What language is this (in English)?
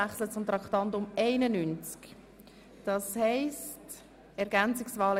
Swiss German